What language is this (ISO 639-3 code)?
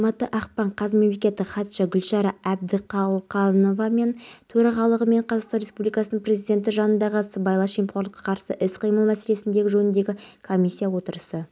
kaz